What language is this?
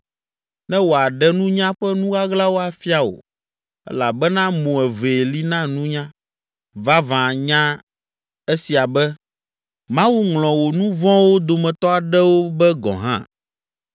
Ewe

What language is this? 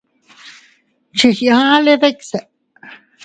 Teutila Cuicatec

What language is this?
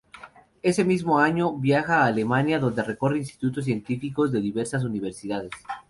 Spanish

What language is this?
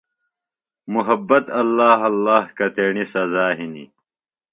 Phalura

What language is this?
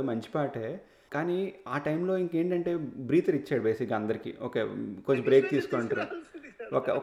Telugu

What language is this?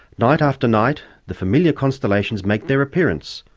English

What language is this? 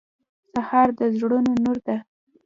Pashto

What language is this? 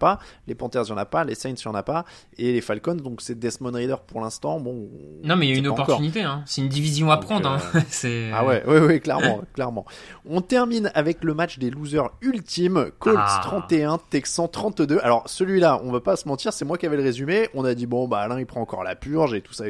French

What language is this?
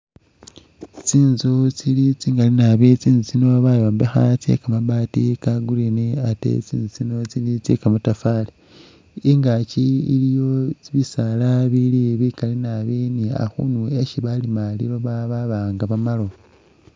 Masaaba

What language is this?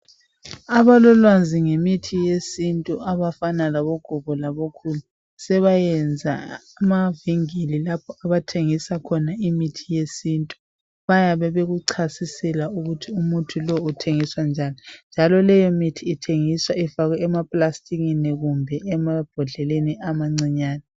North Ndebele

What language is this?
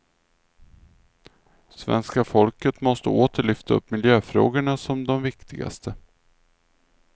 Swedish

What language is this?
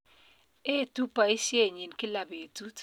Kalenjin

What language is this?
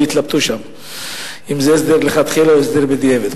Hebrew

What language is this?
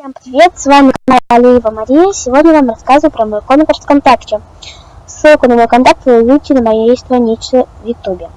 Russian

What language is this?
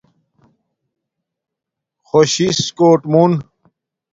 Domaaki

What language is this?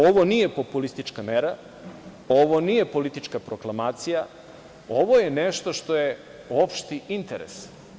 Serbian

